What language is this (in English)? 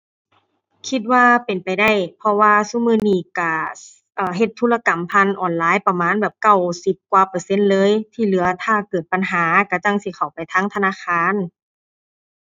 Thai